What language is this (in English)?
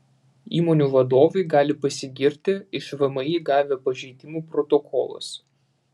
Lithuanian